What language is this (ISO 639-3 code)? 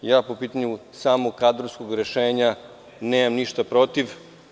srp